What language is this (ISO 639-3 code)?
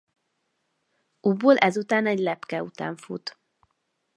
hun